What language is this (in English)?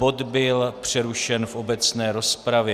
Czech